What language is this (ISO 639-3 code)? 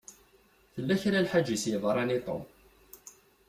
kab